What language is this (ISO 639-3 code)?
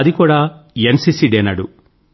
tel